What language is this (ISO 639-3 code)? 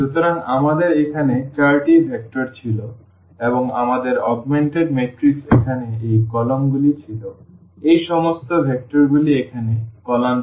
ben